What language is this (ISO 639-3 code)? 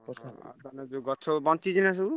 ori